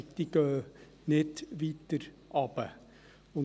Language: Swiss German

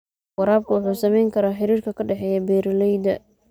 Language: Somali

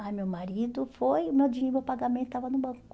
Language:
Portuguese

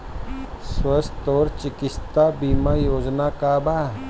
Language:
Bhojpuri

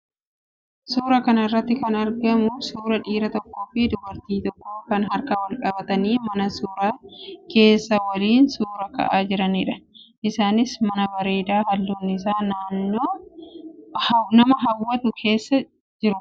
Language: Oromo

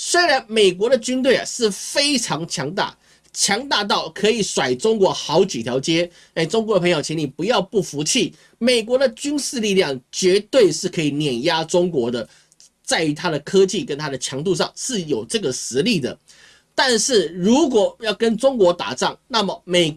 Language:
Chinese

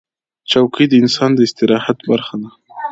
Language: Pashto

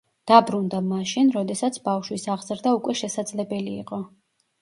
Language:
Georgian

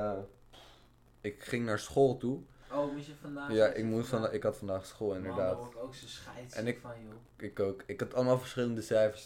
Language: Dutch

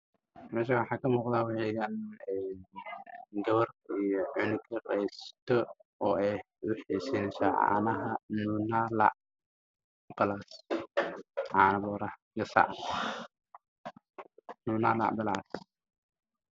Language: Somali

